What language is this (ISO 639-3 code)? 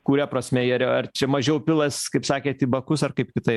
lit